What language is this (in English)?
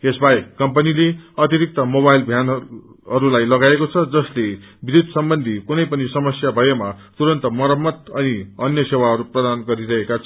Nepali